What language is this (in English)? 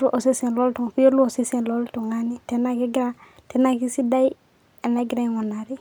Masai